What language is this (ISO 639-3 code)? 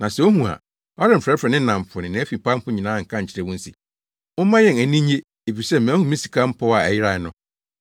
aka